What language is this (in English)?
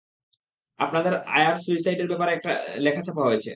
Bangla